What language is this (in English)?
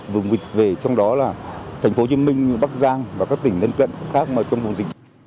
Vietnamese